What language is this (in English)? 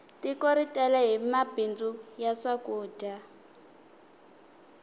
Tsonga